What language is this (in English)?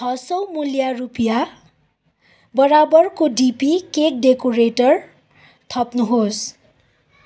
Nepali